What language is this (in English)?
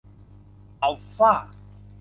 Thai